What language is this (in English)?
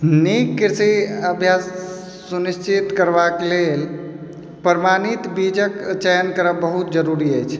Maithili